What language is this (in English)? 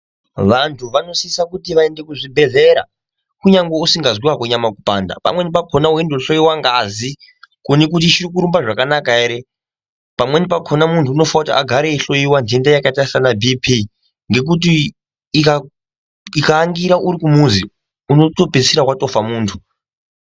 Ndau